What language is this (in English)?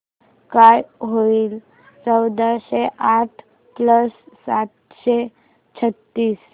Marathi